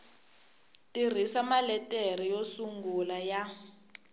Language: Tsonga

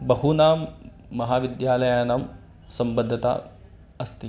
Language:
Sanskrit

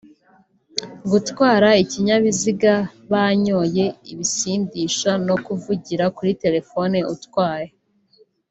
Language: Kinyarwanda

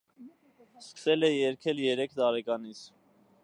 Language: Armenian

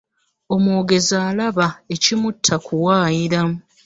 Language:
Ganda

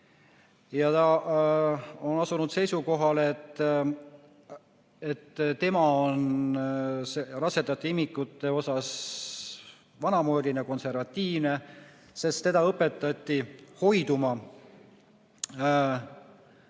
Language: Estonian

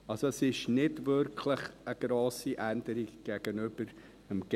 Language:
Swiss German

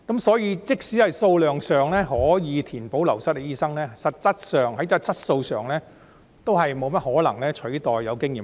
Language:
Cantonese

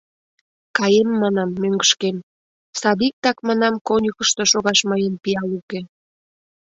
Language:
Mari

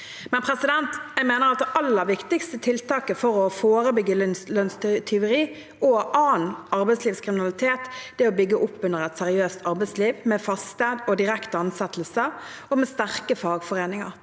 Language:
Norwegian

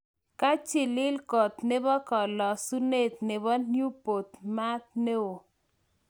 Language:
Kalenjin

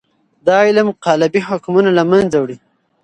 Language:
Pashto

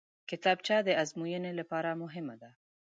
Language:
Pashto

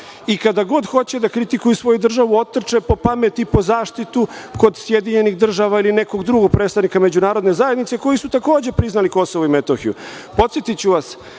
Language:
Serbian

